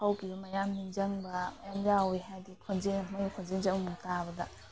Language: Manipuri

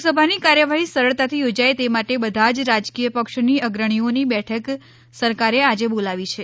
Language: Gujarati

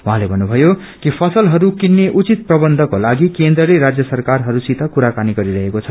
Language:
Nepali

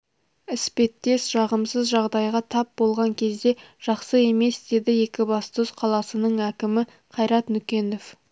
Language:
Kazakh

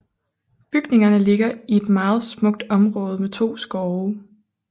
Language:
Danish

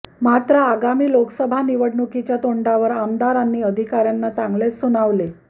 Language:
Marathi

